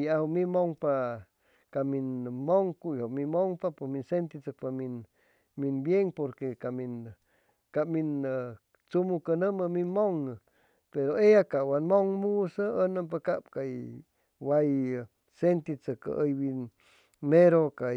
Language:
Chimalapa Zoque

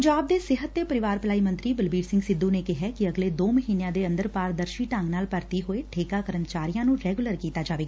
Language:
Punjabi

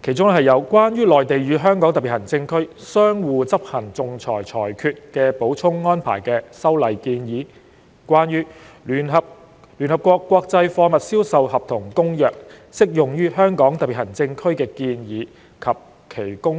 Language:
Cantonese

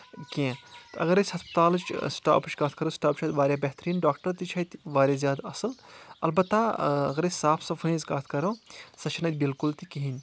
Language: Kashmiri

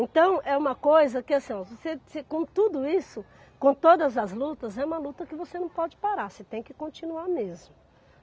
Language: Portuguese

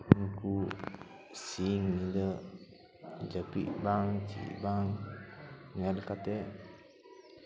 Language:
Santali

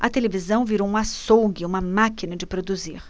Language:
Portuguese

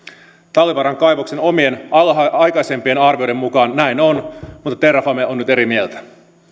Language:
Finnish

